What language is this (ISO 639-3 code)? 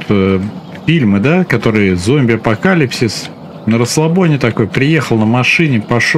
rus